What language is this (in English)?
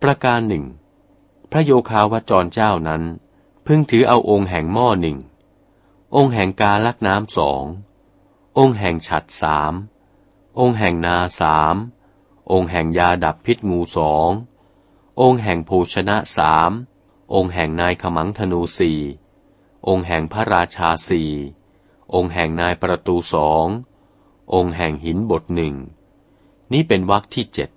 Thai